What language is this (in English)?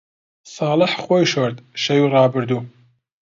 Central Kurdish